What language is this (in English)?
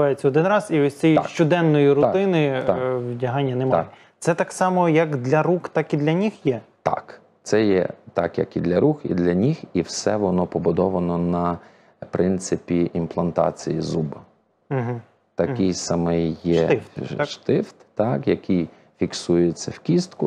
Ukrainian